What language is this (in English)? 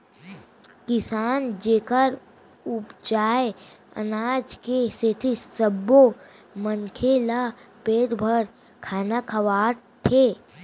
Chhattisgarhi